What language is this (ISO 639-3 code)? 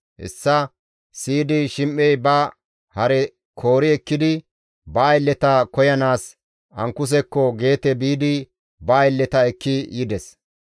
gmv